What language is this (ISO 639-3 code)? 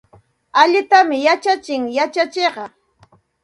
qxt